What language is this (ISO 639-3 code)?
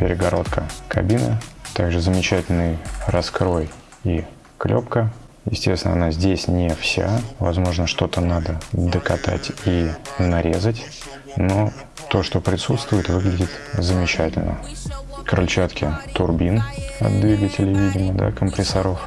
rus